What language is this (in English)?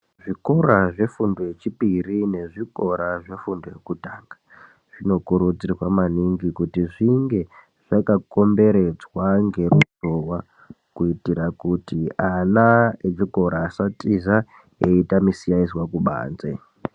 Ndau